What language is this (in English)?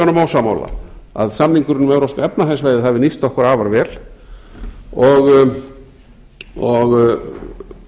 Icelandic